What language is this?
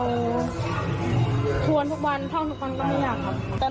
Thai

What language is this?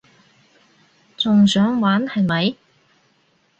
Cantonese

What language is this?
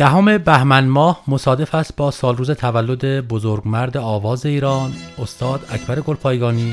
Persian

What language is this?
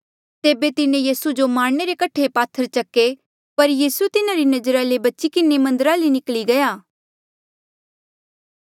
Mandeali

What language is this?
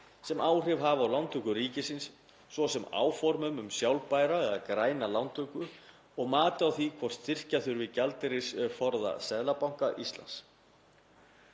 Icelandic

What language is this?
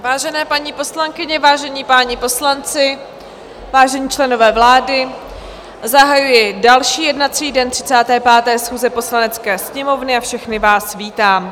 Czech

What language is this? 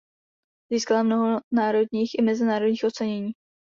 Czech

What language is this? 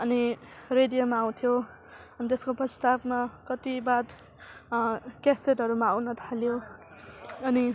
Nepali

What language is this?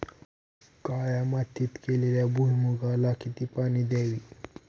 Marathi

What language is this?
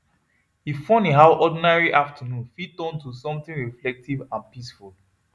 Nigerian Pidgin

